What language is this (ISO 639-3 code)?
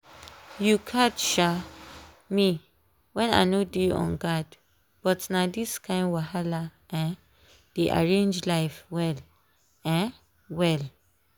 pcm